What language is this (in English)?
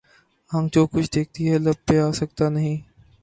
Urdu